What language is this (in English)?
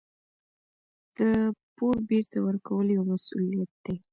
Pashto